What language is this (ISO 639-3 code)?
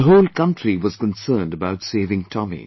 eng